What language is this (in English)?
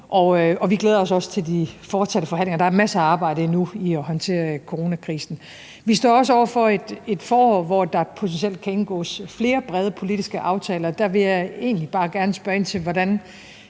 Danish